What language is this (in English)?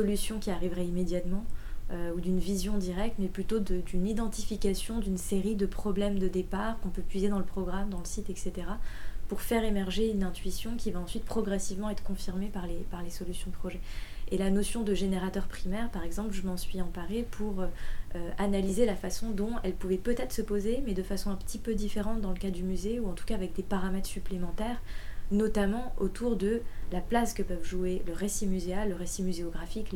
French